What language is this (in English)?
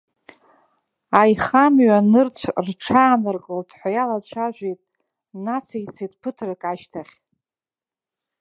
Abkhazian